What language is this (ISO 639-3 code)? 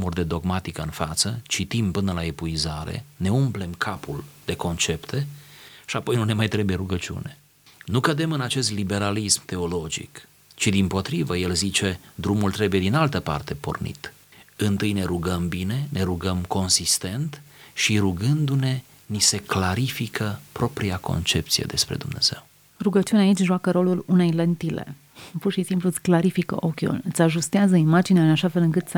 ron